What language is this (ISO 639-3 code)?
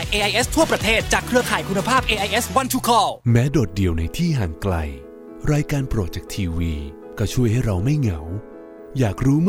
tha